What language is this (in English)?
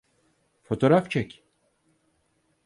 Turkish